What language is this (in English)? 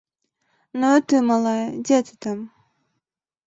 Belarusian